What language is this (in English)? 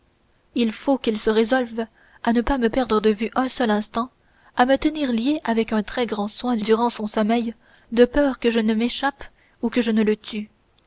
French